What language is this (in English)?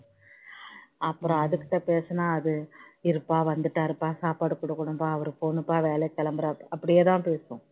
Tamil